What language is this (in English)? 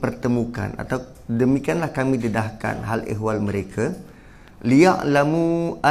Malay